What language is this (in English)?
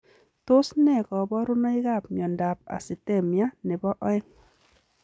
Kalenjin